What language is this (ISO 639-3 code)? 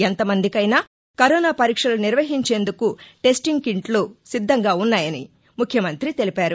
tel